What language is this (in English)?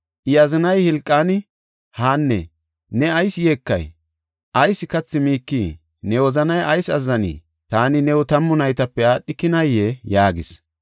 Gofa